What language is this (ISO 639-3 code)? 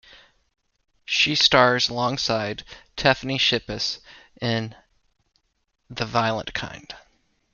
eng